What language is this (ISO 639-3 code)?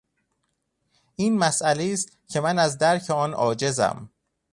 fas